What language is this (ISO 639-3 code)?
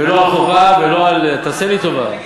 heb